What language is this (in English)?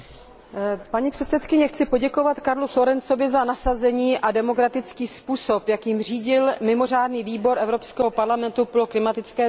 Czech